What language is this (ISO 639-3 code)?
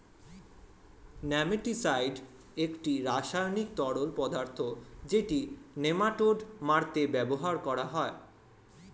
ben